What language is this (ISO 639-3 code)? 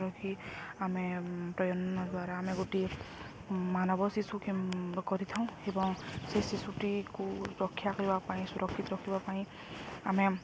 ori